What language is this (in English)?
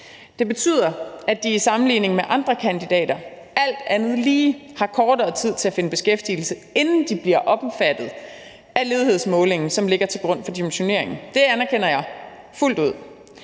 Danish